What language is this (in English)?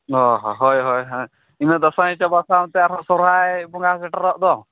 Santali